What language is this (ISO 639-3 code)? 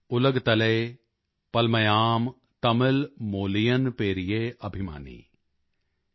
pan